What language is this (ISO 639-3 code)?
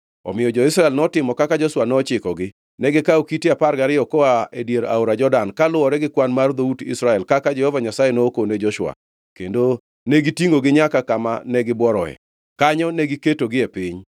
luo